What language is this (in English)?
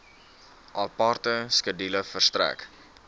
Afrikaans